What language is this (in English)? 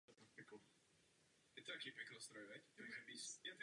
Czech